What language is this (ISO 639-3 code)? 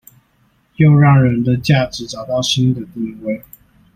zho